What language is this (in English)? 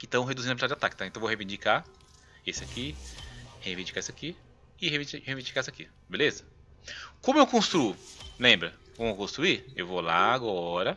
Portuguese